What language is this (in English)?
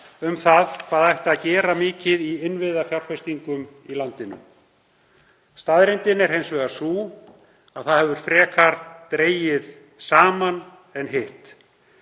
Icelandic